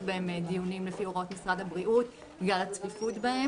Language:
Hebrew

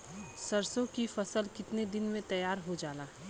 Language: Bhojpuri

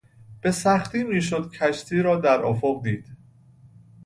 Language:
Persian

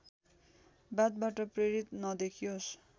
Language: Nepali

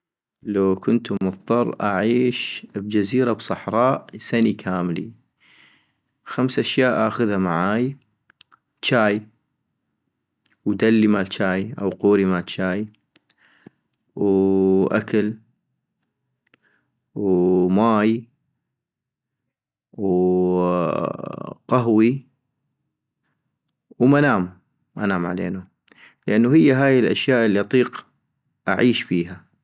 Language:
North Mesopotamian Arabic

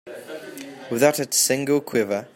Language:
English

